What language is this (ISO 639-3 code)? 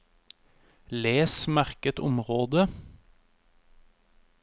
nor